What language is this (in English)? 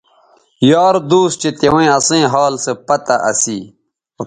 Bateri